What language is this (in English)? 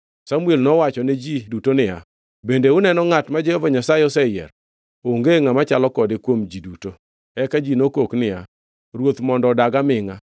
Luo (Kenya and Tanzania)